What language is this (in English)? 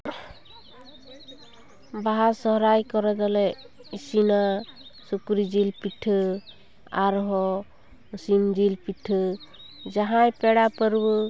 Santali